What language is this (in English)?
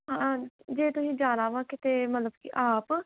Punjabi